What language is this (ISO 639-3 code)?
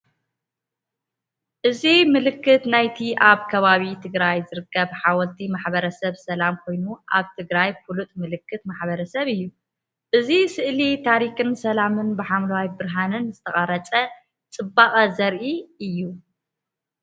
tir